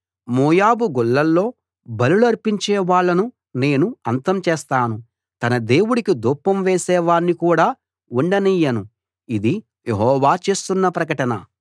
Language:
Telugu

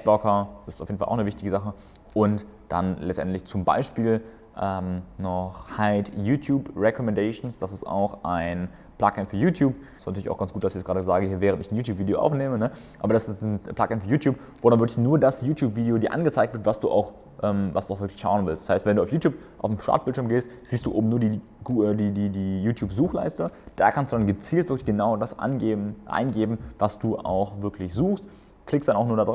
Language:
German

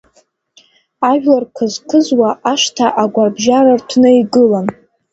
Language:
Abkhazian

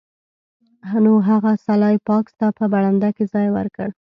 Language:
Pashto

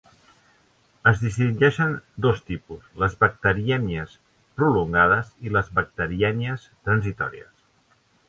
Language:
Catalan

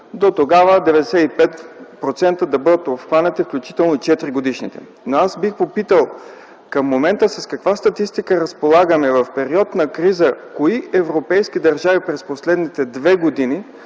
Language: Bulgarian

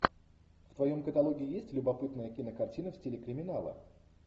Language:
Russian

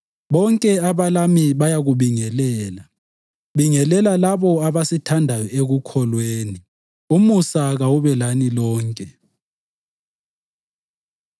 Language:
North Ndebele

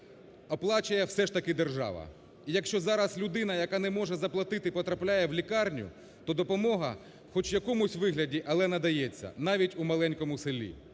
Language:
Ukrainian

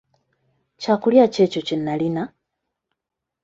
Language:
Ganda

